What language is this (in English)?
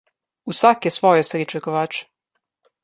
Slovenian